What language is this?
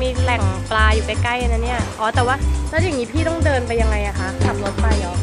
Thai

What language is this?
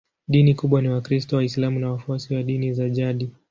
Swahili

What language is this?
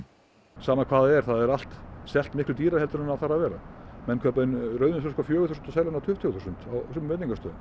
Icelandic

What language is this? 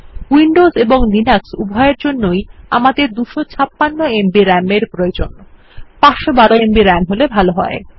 Bangla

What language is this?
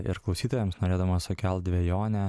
Lithuanian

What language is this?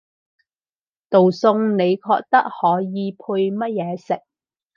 Cantonese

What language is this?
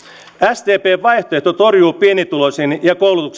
Finnish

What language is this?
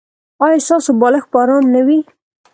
Pashto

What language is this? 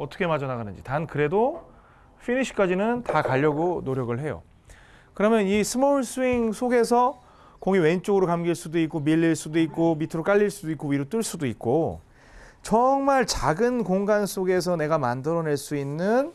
Korean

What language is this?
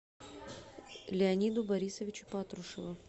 Russian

